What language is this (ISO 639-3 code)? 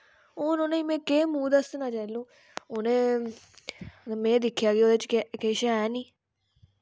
doi